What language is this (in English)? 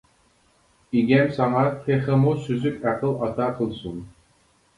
Uyghur